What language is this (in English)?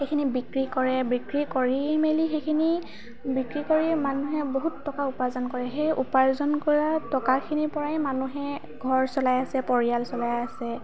Assamese